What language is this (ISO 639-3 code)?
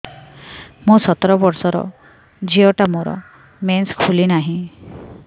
ori